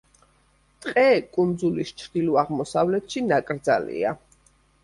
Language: Georgian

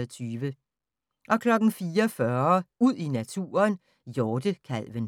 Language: Danish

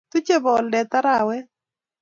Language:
Kalenjin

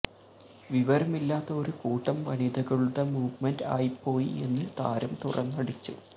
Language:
Malayalam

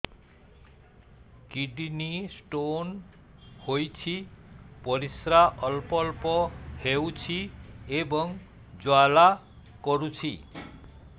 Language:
Odia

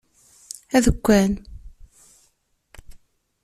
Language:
Kabyle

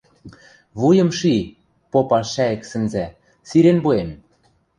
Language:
Western Mari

